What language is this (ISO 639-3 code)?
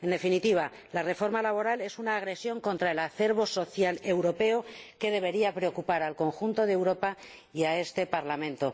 spa